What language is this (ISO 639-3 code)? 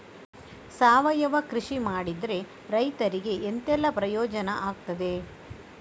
kan